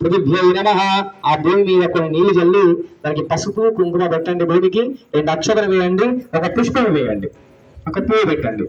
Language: Telugu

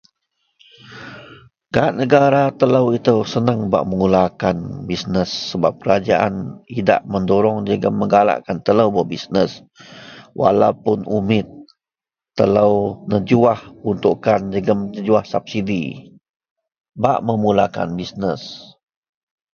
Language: Central Melanau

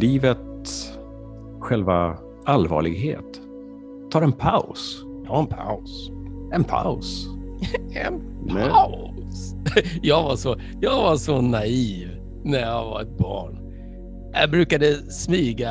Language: Swedish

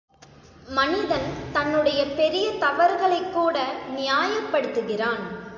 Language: Tamil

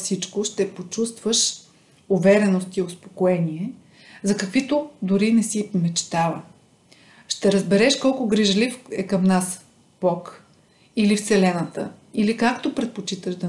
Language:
Bulgarian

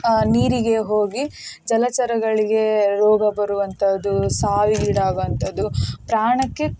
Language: Kannada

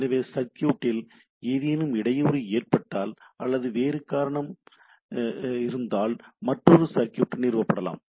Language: Tamil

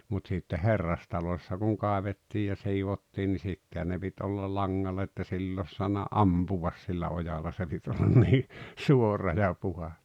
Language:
Finnish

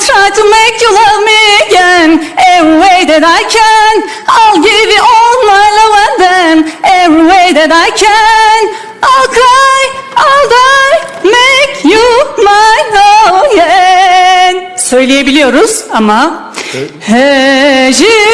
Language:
Turkish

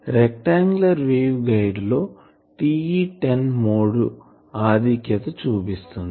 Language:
Telugu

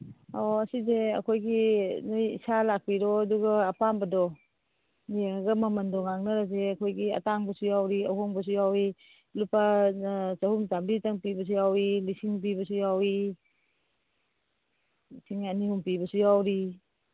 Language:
Manipuri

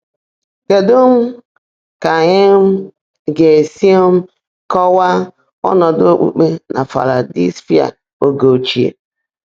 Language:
Igbo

